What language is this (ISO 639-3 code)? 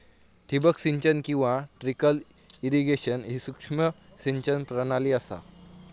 mar